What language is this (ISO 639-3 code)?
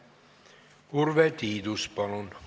est